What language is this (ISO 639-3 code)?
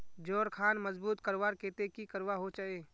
mag